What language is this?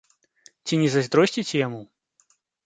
Belarusian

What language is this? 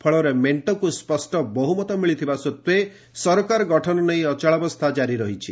Odia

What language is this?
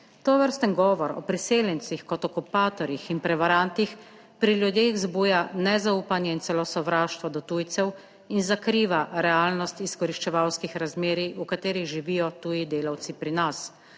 Slovenian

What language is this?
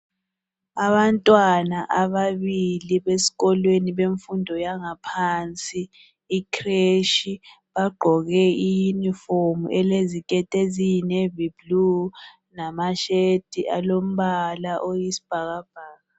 North Ndebele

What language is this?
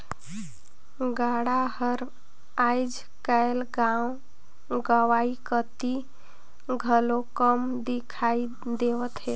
Chhattisgarhi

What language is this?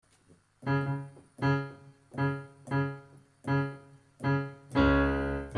Italian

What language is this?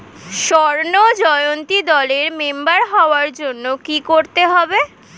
Bangla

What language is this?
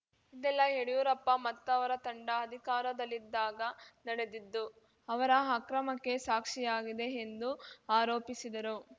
Kannada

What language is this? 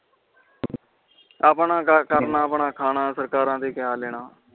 Punjabi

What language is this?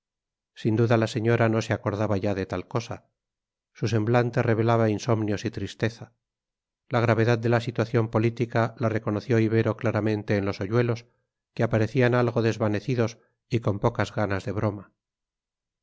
Spanish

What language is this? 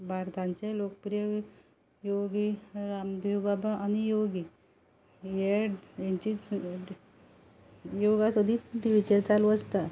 Konkani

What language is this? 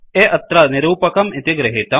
Sanskrit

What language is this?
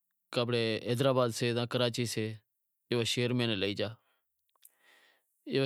Wadiyara Koli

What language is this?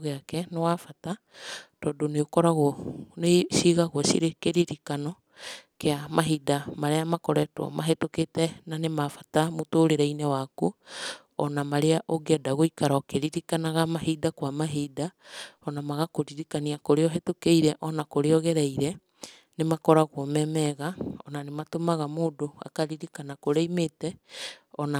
Kikuyu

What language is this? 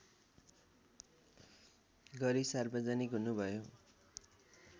Nepali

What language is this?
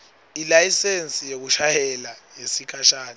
Swati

